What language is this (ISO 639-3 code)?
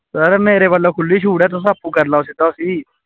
doi